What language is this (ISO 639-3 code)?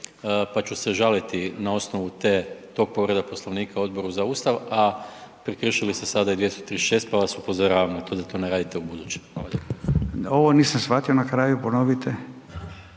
hrv